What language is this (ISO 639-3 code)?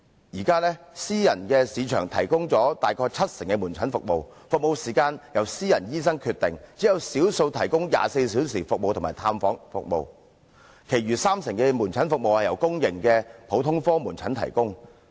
yue